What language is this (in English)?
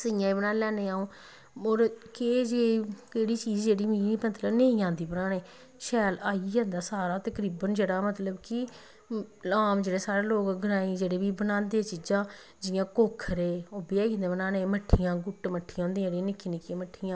Dogri